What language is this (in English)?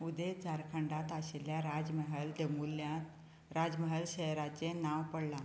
Konkani